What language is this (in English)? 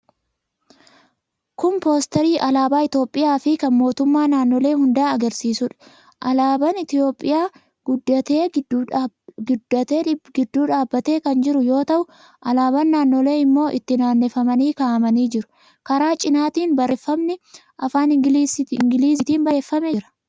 Oromo